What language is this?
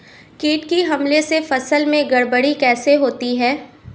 Hindi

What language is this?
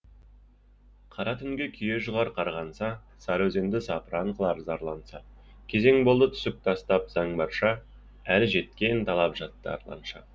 Kazakh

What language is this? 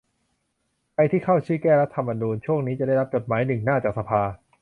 Thai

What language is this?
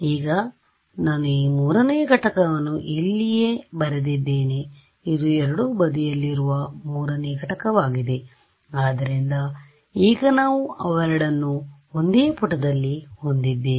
Kannada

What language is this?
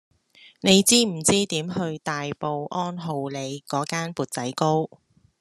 Cantonese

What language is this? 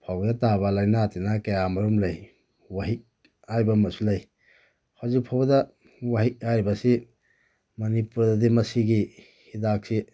Manipuri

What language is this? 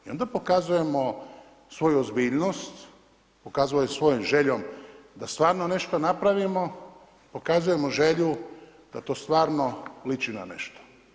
Croatian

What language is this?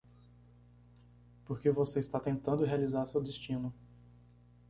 Portuguese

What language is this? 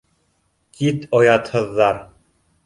Bashkir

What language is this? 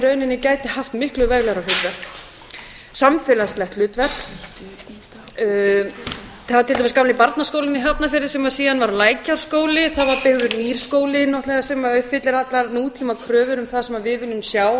Icelandic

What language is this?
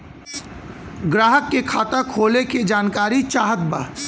Bhojpuri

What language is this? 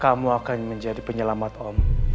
Indonesian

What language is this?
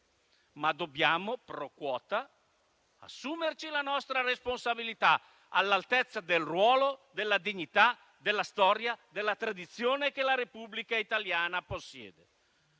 Italian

